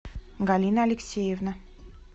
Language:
Russian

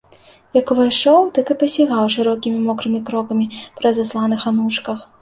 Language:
Belarusian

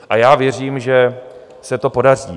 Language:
Czech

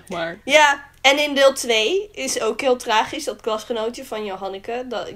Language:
Dutch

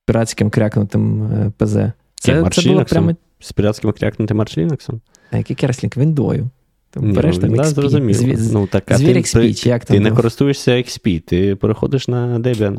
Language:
Ukrainian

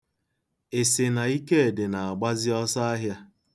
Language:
Igbo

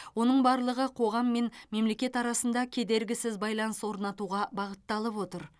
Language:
Kazakh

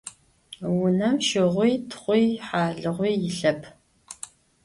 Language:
Adyghe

